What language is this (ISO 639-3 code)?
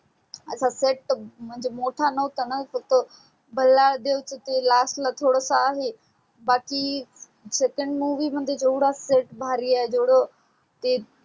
mar